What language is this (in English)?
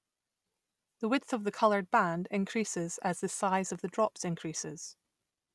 English